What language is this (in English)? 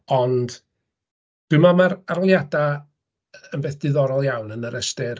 Welsh